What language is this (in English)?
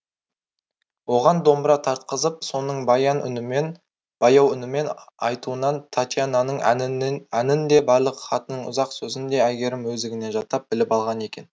Kazakh